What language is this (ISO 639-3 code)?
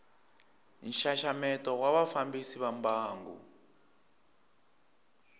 tso